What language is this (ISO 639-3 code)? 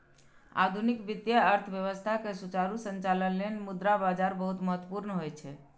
mai